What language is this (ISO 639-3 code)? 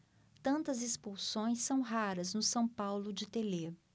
por